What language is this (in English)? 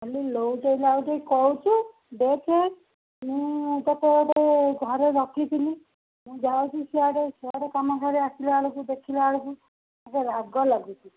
Odia